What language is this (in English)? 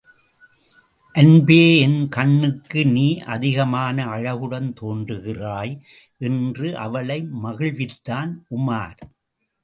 Tamil